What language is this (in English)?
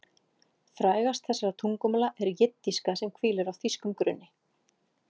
Icelandic